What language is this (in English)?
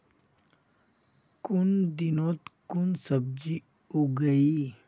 Magahi